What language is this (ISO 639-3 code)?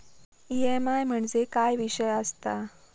mar